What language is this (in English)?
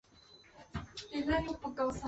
Chinese